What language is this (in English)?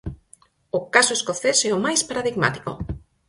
Galician